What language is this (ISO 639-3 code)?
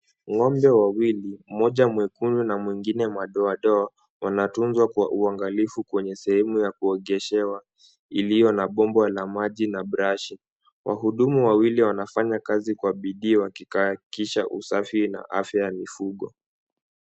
swa